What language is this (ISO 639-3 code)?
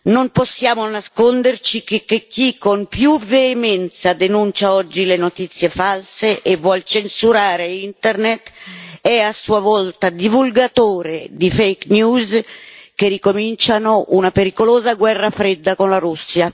ita